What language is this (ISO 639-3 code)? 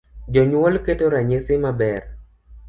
luo